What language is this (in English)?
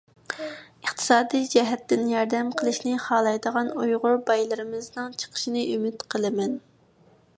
Uyghur